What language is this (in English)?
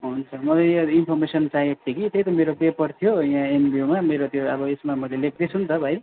Nepali